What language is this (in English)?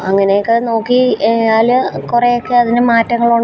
Malayalam